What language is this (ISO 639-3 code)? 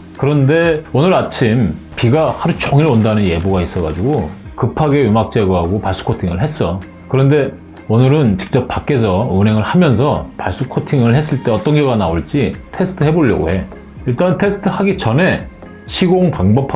kor